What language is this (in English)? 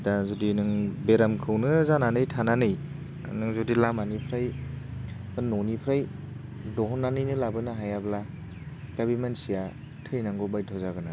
Bodo